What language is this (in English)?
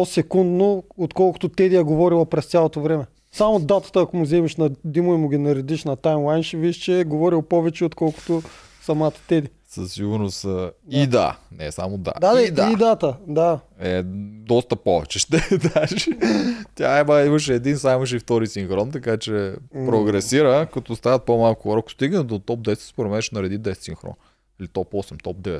Bulgarian